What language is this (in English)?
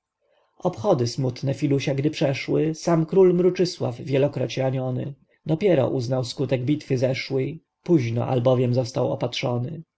Polish